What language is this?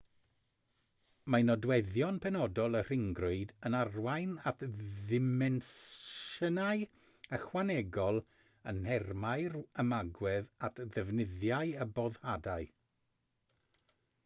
Welsh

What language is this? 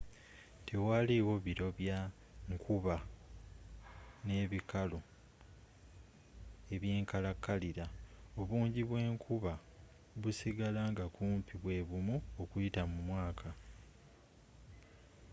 Ganda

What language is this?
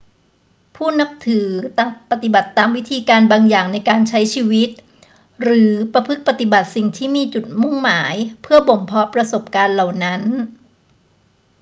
Thai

